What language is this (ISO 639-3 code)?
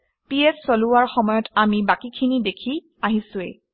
asm